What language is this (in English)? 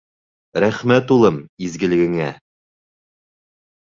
Bashkir